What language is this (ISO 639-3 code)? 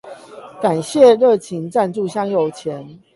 zho